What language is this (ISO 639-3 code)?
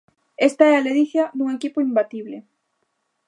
glg